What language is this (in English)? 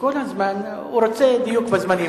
Hebrew